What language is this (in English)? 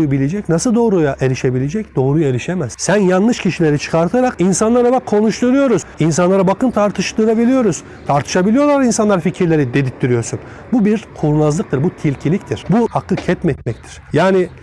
Turkish